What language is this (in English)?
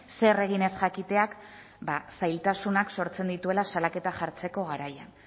Basque